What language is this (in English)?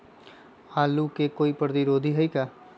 Magahi